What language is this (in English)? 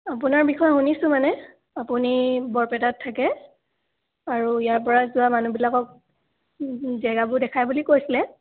Assamese